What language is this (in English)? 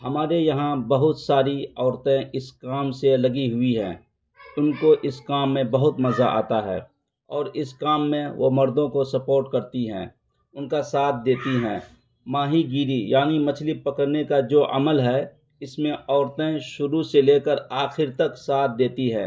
Urdu